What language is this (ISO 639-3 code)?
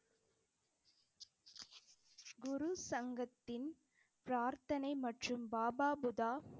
tam